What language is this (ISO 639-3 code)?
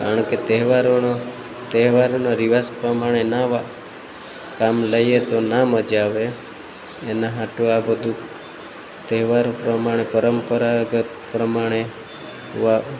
guj